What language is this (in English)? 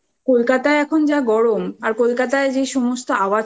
Bangla